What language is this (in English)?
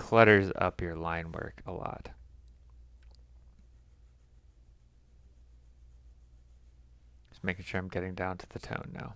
English